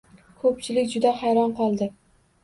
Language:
Uzbek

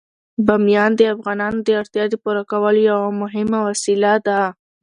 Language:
Pashto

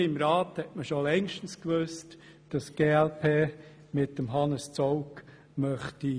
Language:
Swiss German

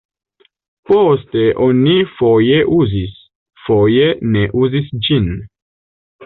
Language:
Esperanto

